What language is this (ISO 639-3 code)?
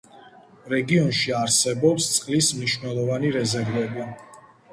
kat